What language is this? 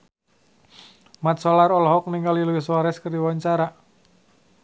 Sundanese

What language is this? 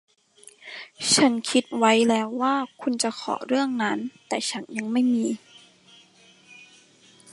Thai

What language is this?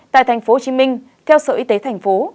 Vietnamese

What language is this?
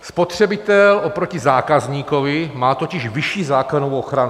Czech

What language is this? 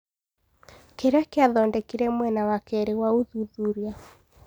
Kikuyu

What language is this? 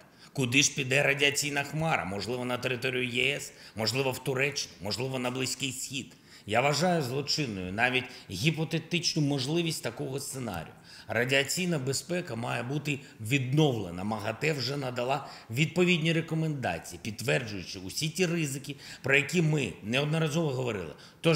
Ukrainian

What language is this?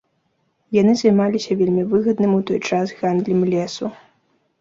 Belarusian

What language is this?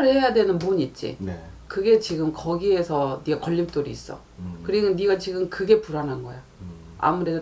Korean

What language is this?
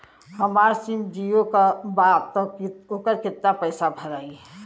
Bhojpuri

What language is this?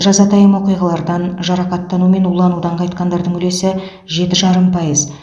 Kazakh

